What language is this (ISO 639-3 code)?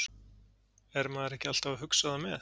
isl